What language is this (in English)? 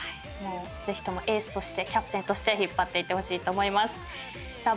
Japanese